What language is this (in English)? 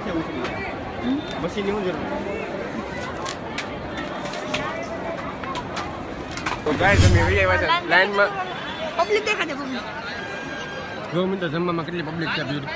Gujarati